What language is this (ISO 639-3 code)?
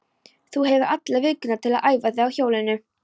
isl